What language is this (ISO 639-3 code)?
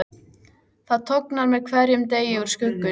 isl